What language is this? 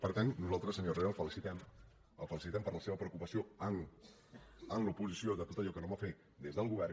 Catalan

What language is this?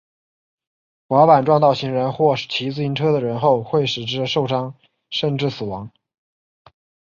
Chinese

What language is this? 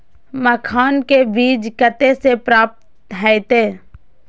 Maithili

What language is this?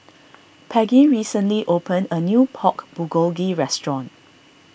English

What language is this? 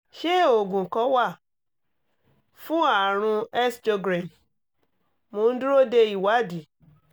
Yoruba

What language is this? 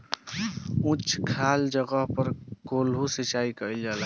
Bhojpuri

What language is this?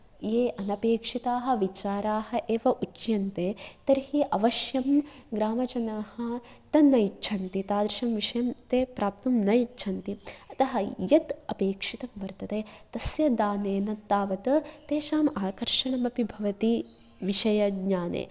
Sanskrit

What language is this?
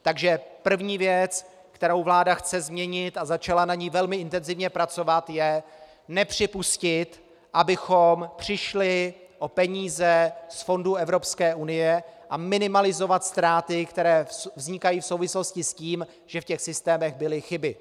Czech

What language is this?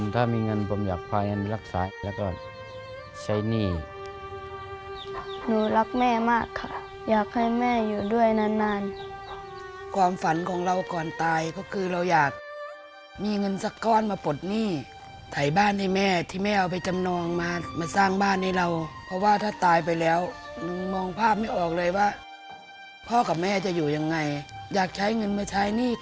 Thai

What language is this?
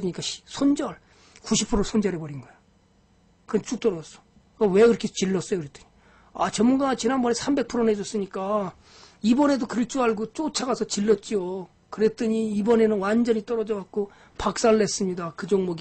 Korean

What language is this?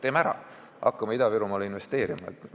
Estonian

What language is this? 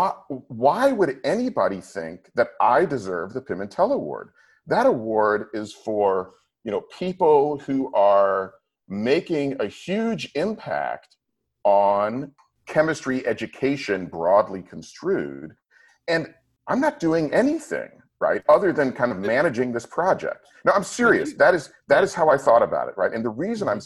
English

